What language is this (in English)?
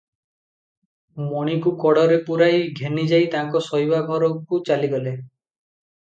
Odia